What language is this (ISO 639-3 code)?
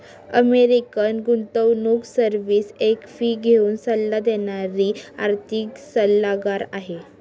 mar